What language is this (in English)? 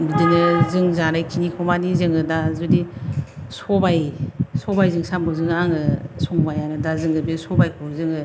Bodo